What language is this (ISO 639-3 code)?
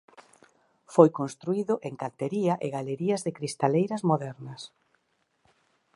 glg